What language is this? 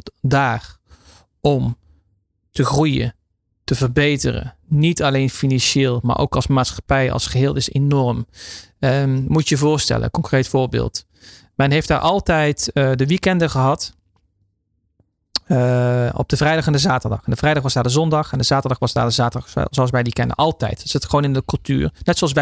Dutch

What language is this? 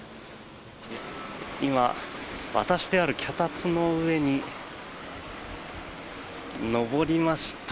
Japanese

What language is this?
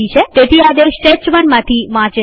Gujarati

